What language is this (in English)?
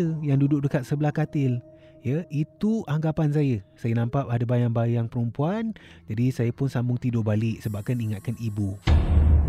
Malay